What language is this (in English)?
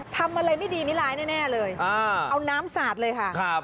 Thai